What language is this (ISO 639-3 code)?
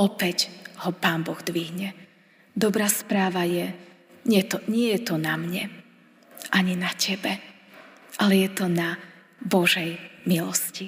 slk